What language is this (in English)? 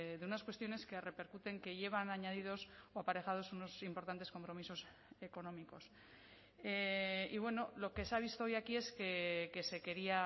Spanish